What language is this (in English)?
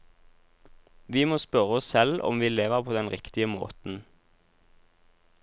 Norwegian